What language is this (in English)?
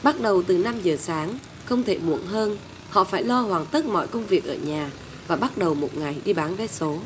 Vietnamese